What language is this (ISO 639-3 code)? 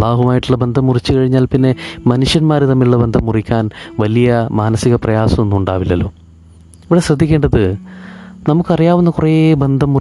mal